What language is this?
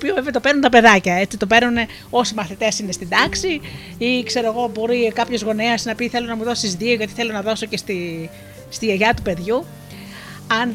Greek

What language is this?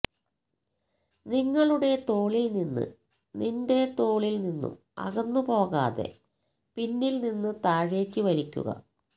Malayalam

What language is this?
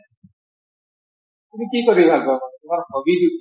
Assamese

